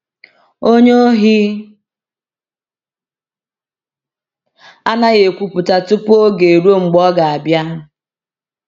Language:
Igbo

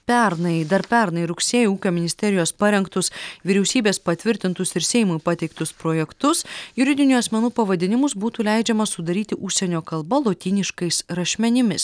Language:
Lithuanian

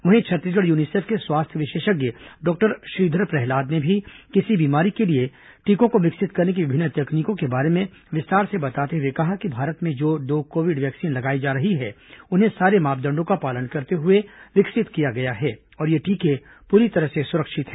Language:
Hindi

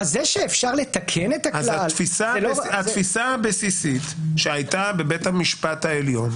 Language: Hebrew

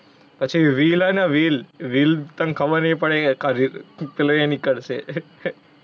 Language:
Gujarati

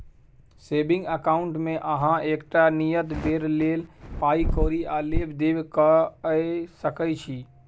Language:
Maithili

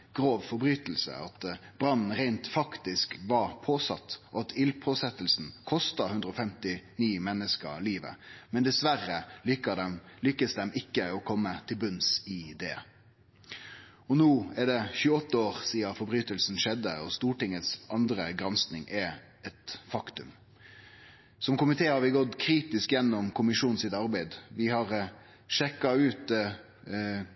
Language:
Norwegian Nynorsk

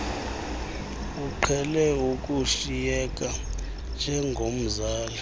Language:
Xhosa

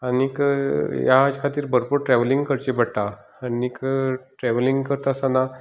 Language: Konkani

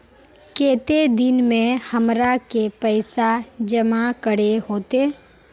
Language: Magahi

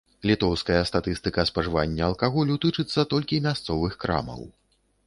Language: Belarusian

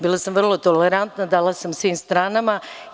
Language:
Serbian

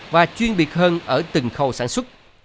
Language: Vietnamese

